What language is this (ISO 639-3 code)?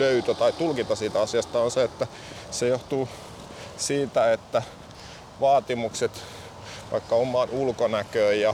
fin